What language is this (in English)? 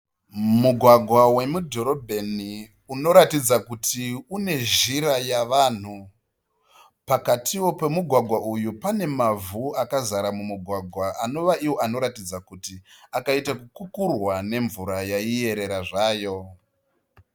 Shona